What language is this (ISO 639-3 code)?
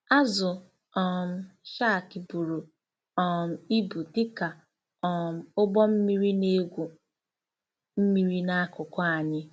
ibo